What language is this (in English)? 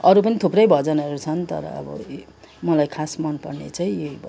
Nepali